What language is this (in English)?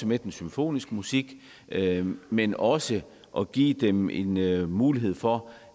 Danish